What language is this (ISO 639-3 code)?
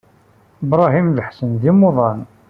kab